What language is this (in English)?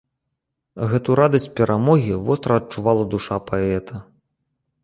Belarusian